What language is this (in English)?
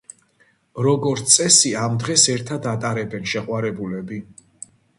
Georgian